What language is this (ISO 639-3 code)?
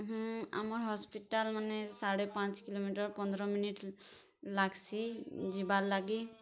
ori